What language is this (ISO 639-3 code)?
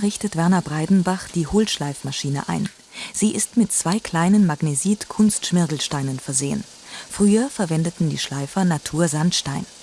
deu